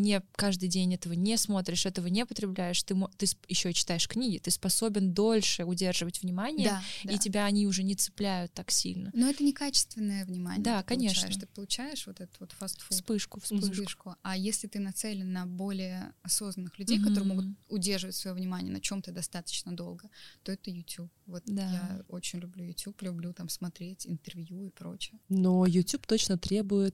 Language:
Russian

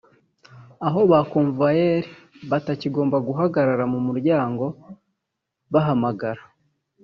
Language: Kinyarwanda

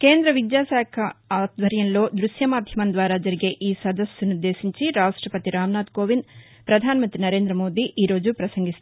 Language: Telugu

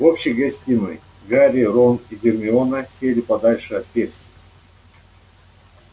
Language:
Russian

